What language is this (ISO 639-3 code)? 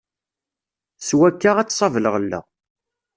kab